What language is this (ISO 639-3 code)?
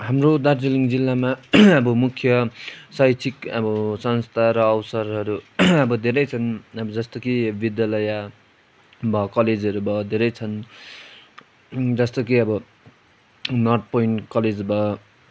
nep